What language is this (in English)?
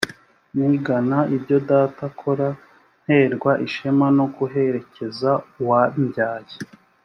Kinyarwanda